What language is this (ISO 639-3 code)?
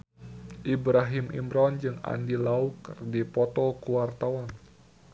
sun